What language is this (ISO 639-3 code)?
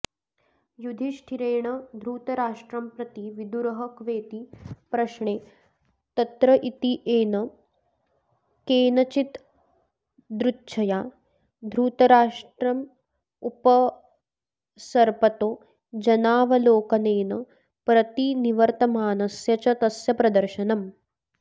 san